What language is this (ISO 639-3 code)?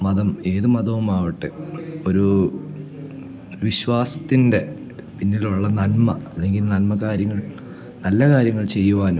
mal